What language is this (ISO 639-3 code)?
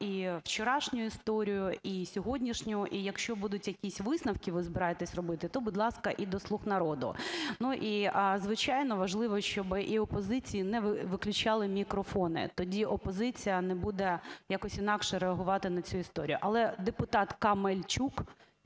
ukr